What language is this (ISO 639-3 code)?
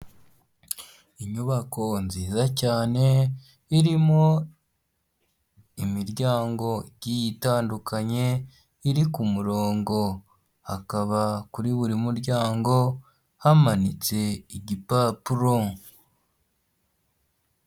kin